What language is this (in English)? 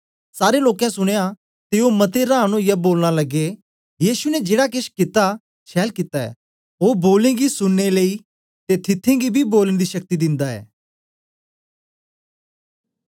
Dogri